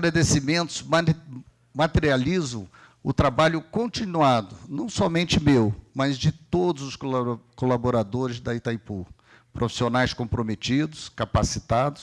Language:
Portuguese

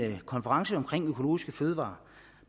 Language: Danish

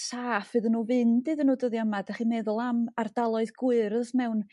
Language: Welsh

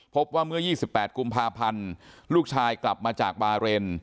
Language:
Thai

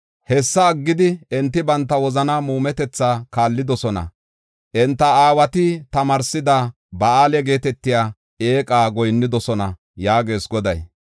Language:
Gofa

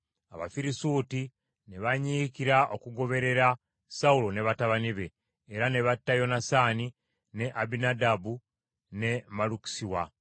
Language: Ganda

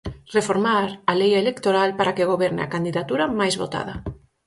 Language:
Galician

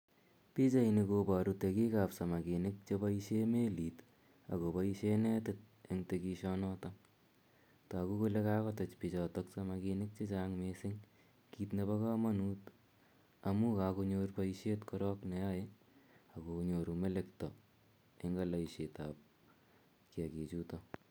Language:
Kalenjin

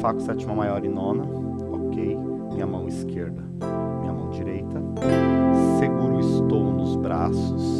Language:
Portuguese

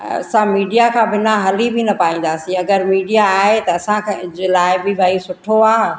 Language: Sindhi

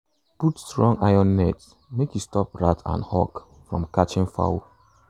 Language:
Nigerian Pidgin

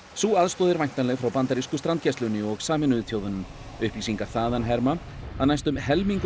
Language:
Icelandic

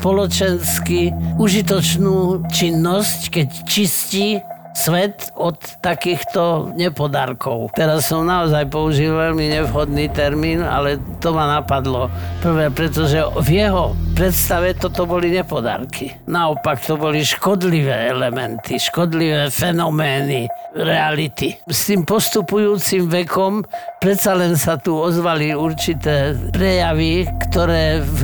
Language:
Slovak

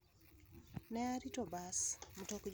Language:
Luo (Kenya and Tanzania)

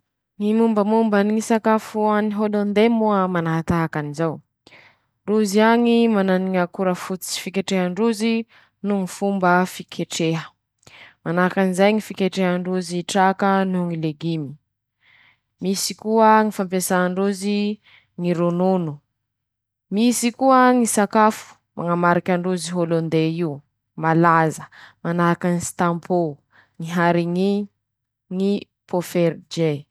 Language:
Masikoro Malagasy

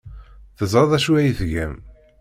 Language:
Kabyle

